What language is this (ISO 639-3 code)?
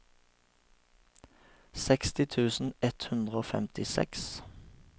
nor